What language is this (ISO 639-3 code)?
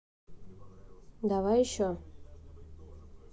rus